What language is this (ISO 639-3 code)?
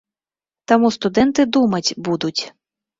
bel